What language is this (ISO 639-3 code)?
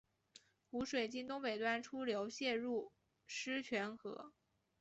zho